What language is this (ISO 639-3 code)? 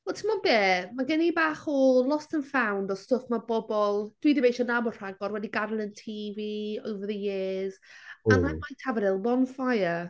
cym